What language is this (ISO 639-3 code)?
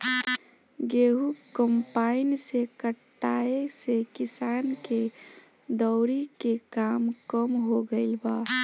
bho